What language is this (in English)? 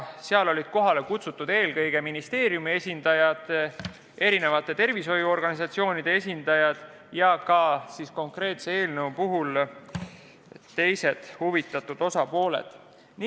Estonian